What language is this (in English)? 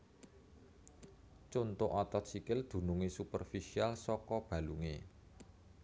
Javanese